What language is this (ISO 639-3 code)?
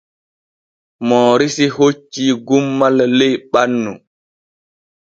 fue